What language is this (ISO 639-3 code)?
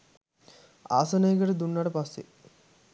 sin